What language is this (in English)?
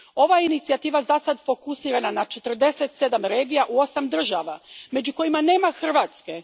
Croatian